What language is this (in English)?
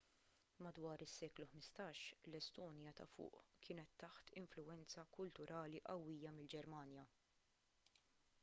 Maltese